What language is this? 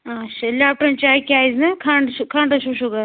Kashmiri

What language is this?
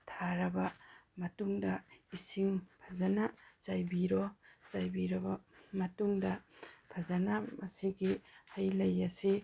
Manipuri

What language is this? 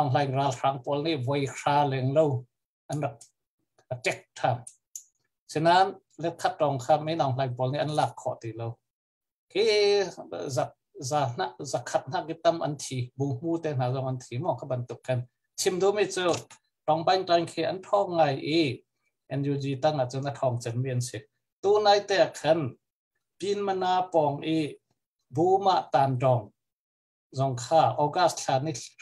Thai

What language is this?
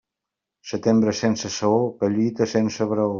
Catalan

